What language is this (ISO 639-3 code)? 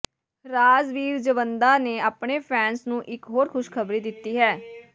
pan